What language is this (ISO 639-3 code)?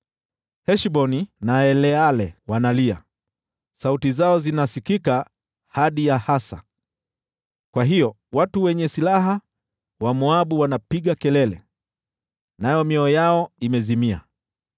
swa